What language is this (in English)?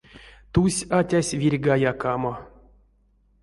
Erzya